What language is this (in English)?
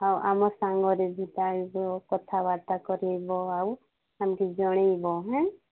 Odia